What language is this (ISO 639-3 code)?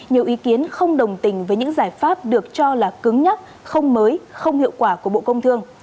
vie